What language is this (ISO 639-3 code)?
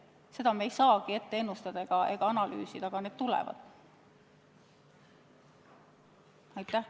est